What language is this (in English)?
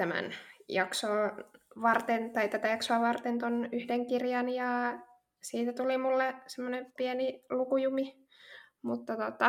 Finnish